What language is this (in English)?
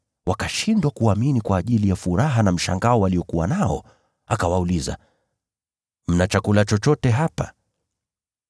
Swahili